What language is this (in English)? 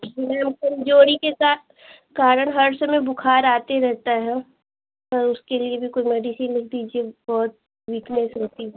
Hindi